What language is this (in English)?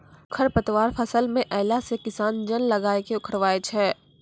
Maithili